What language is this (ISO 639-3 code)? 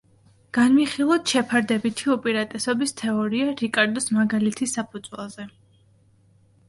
kat